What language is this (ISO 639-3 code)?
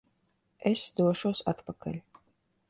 lav